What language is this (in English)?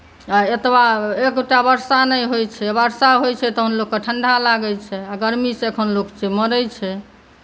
Maithili